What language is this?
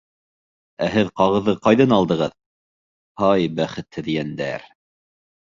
Bashkir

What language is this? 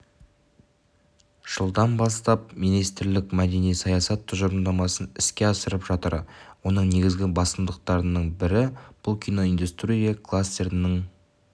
Kazakh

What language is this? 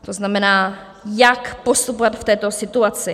Czech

